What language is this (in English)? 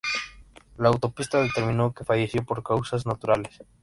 Spanish